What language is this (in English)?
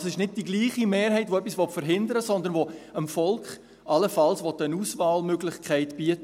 Swiss German